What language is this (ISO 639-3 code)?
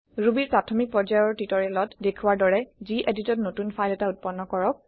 asm